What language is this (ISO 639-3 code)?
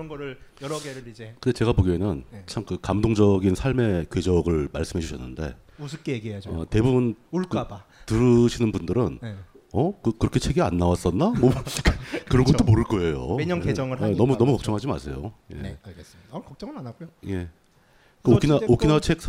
kor